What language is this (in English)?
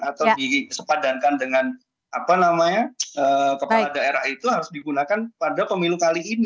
Indonesian